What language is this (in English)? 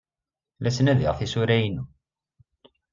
Kabyle